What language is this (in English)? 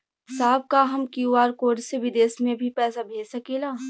Bhojpuri